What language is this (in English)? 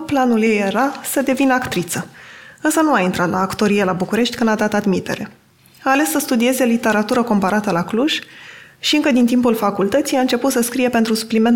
Romanian